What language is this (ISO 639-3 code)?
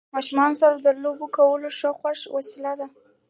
pus